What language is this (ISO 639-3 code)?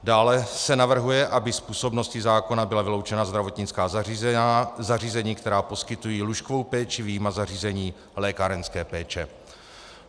ces